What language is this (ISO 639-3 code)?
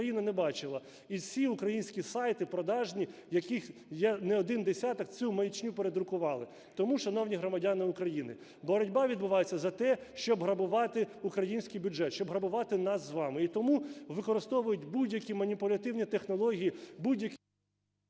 ukr